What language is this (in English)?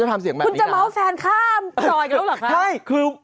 Thai